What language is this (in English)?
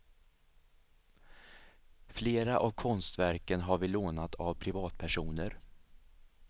Swedish